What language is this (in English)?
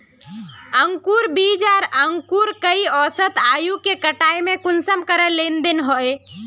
Magahi